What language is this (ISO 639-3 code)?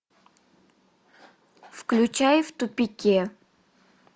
rus